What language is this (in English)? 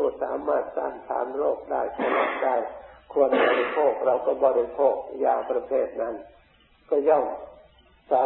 Thai